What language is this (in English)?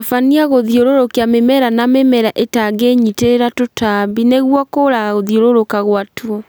Kikuyu